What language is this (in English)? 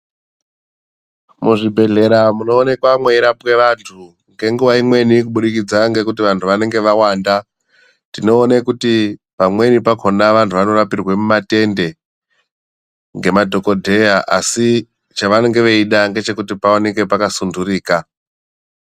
Ndau